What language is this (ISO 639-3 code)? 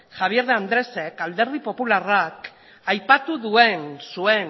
eus